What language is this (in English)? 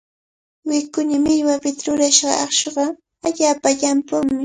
Cajatambo North Lima Quechua